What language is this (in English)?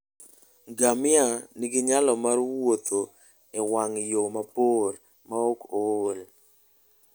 Luo (Kenya and Tanzania)